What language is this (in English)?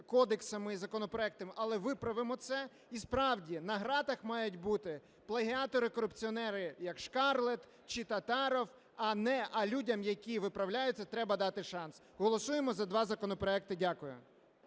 Ukrainian